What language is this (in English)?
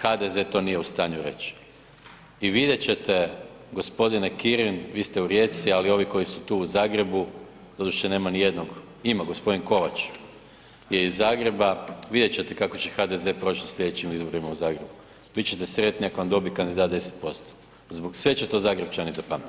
Croatian